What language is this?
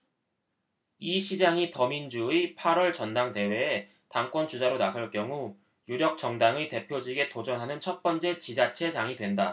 Korean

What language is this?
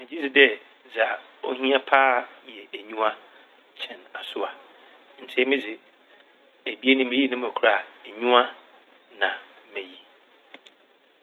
Akan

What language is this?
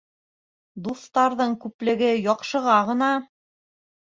Bashkir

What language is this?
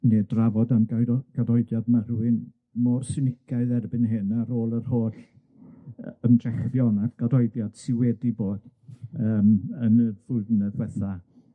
Welsh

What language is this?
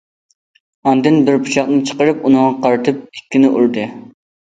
Uyghur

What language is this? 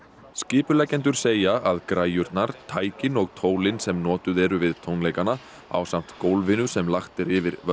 Icelandic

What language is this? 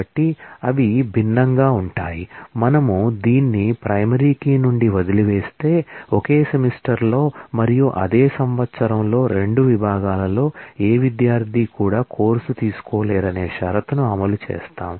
Telugu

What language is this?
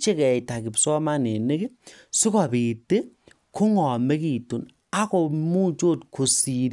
Kalenjin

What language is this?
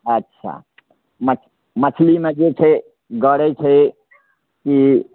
Maithili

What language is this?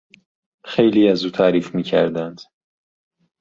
Persian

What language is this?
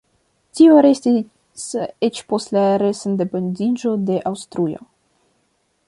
Esperanto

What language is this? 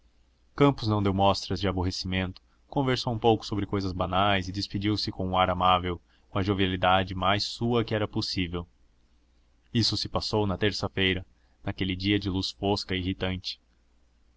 Portuguese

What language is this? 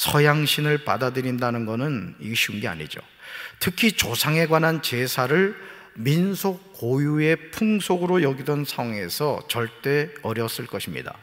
Korean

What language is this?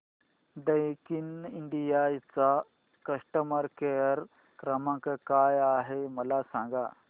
Marathi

